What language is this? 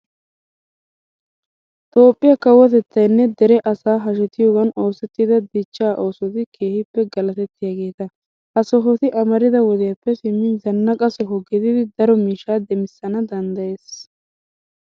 Wolaytta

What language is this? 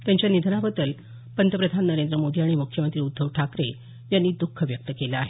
Marathi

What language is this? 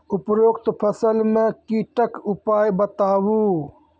Maithili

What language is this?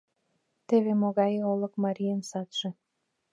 Mari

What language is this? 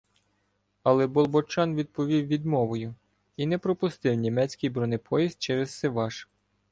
Ukrainian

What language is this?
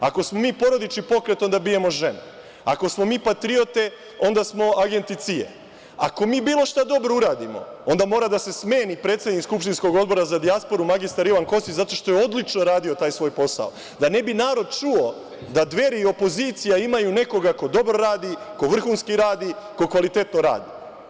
Serbian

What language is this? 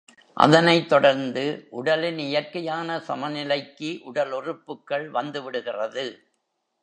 Tamil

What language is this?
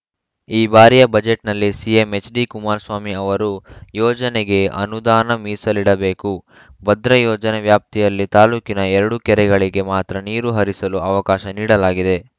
Kannada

